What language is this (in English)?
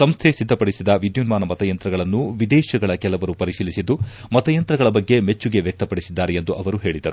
Kannada